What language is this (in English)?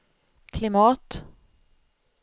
Swedish